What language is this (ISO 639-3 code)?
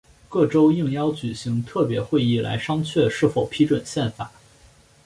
zho